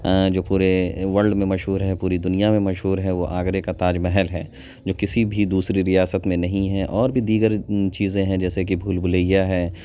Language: Urdu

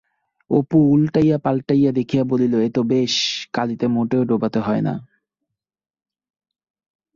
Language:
Bangla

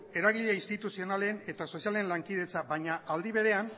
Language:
Basque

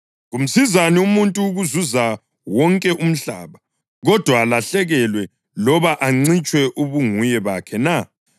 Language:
North Ndebele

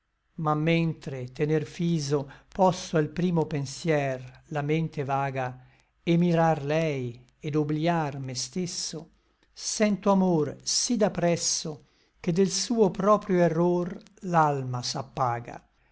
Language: Italian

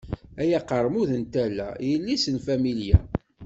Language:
Kabyle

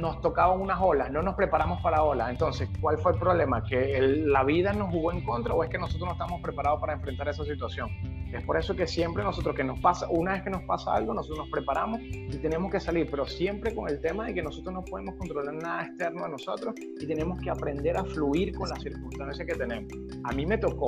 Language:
Spanish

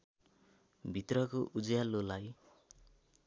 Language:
Nepali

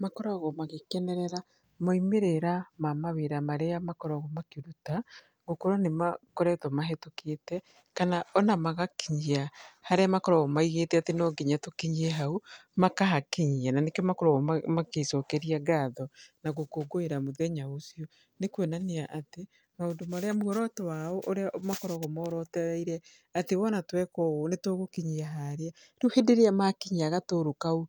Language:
Kikuyu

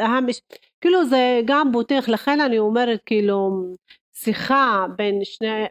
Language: Hebrew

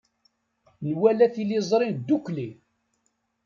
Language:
Kabyle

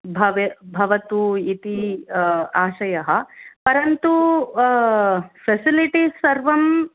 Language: Sanskrit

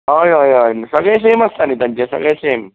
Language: Konkani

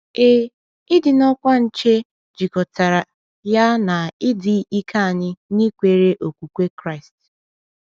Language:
Igbo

